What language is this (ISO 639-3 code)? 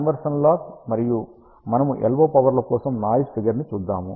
tel